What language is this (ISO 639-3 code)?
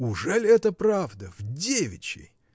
rus